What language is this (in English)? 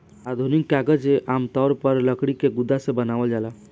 Bhojpuri